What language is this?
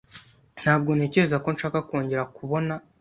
Kinyarwanda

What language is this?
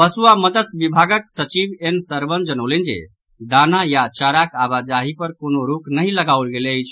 Maithili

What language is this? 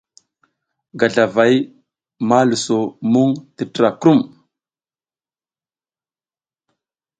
South Giziga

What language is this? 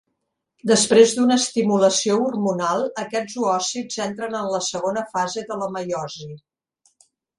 Catalan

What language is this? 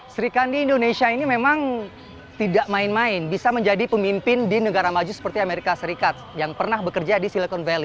Indonesian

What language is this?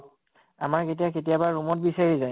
Assamese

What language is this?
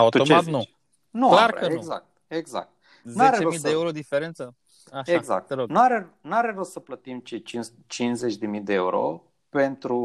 Romanian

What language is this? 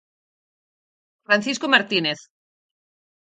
Galician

